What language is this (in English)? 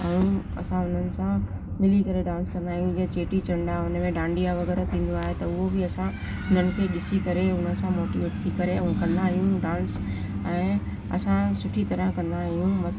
Sindhi